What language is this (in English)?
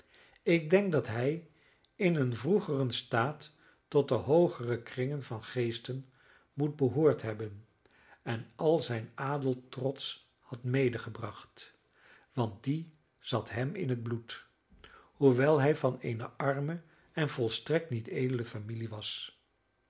Dutch